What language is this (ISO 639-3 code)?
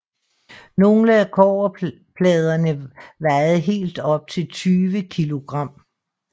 dan